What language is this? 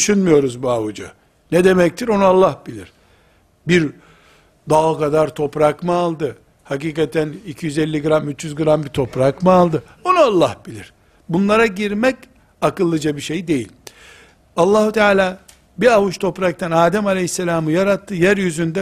Turkish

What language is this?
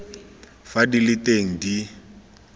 Tswana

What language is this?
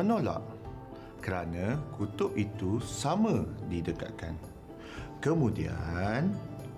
Malay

